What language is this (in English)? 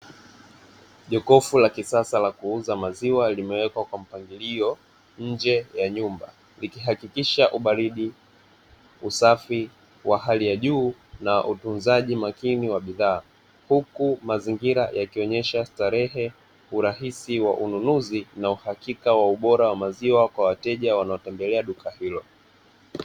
Swahili